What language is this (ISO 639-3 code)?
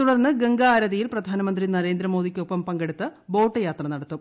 mal